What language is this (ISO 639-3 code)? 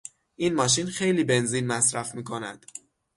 fas